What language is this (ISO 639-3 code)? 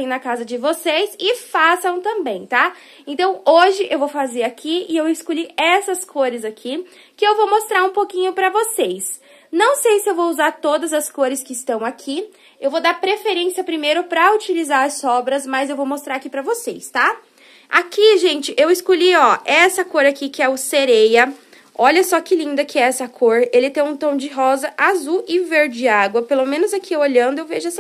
por